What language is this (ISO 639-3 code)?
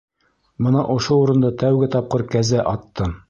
bak